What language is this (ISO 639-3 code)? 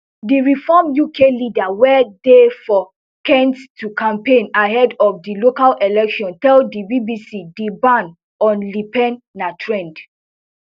pcm